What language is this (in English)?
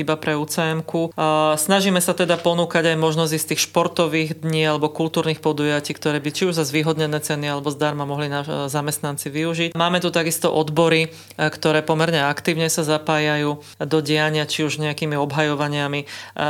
Slovak